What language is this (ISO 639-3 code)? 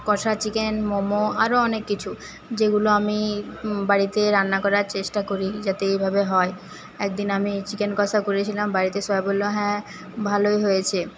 ben